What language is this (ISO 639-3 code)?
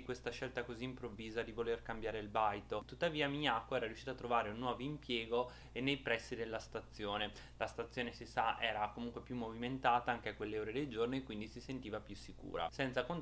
ita